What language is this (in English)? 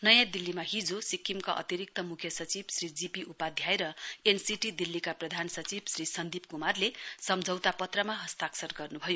Nepali